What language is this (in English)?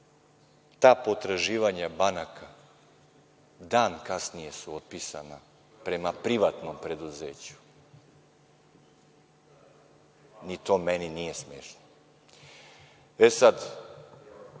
Serbian